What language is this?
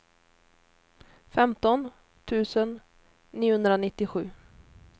Swedish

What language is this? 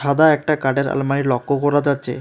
Bangla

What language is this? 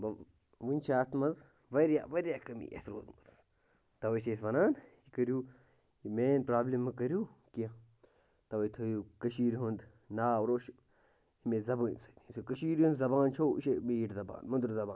Kashmiri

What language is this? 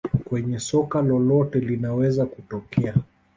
Swahili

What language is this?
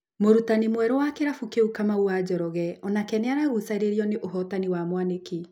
Kikuyu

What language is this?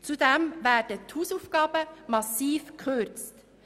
Swiss German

